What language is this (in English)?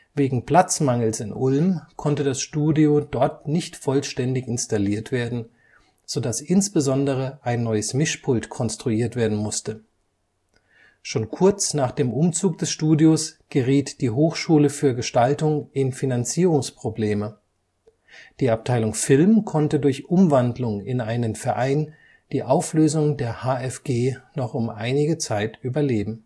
German